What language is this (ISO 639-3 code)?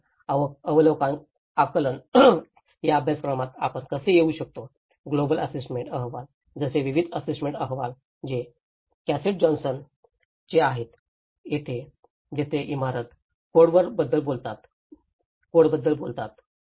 mar